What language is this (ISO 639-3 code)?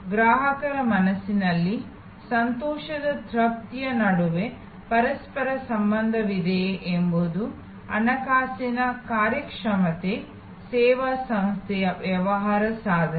kan